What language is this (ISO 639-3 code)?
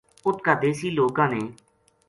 gju